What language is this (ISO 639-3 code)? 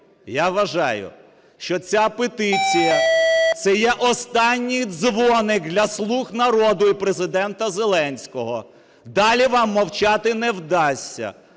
ukr